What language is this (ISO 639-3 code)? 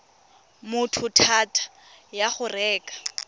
tsn